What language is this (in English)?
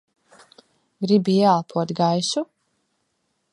Latvian